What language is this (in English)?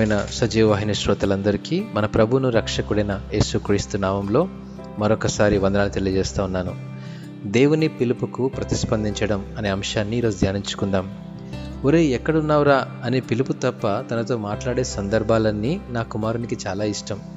Telugu